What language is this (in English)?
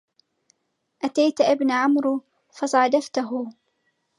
Arabic